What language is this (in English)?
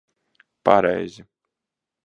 Latvian